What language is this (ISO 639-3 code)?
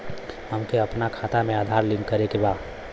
bho